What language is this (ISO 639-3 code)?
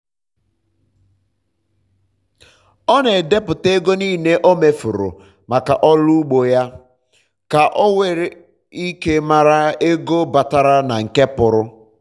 ibo